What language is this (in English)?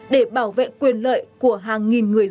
Vietnamese